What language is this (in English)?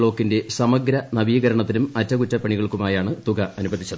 Malayalam